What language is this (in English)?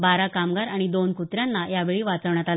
Marathi